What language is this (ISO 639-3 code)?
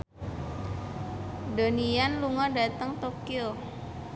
jav